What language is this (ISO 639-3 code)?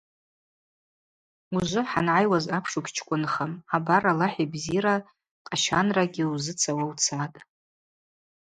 abq